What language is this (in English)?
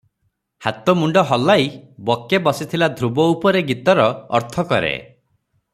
Odia